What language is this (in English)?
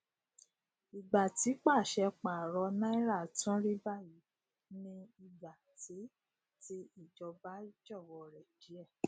Yoruba